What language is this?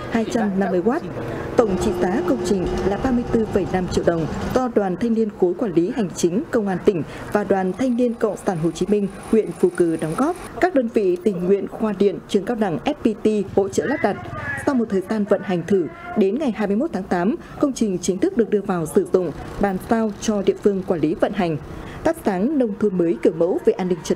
Vietnamese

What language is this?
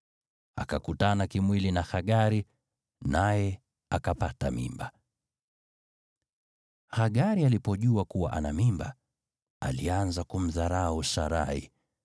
Swahili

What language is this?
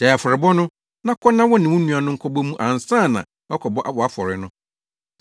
Akan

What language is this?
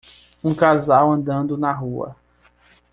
Portuguese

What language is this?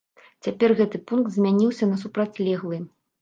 Belarusian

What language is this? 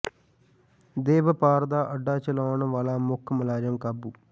Punjabi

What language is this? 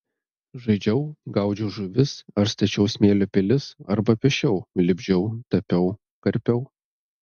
Lithuanian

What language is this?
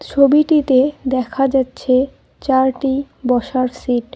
Bangla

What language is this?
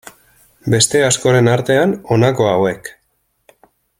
Basque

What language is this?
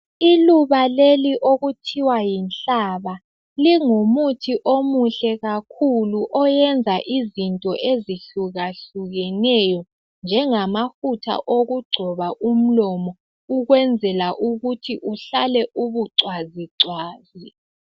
North Ndebele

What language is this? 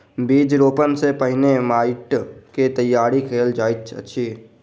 Maithili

